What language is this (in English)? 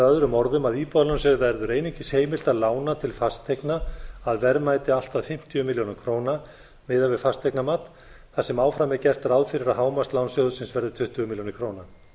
Icelandic